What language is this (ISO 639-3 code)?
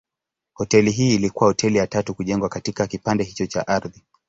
swa